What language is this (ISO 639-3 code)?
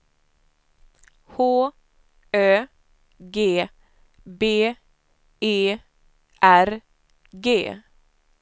swe